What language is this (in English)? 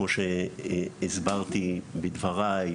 Hebrew